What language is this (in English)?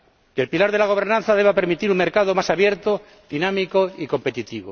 Spanish